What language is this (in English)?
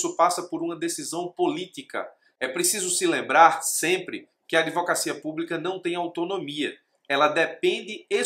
Portuguese